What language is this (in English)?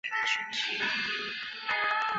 Chinese